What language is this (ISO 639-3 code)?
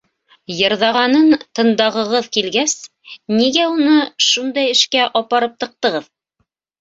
bak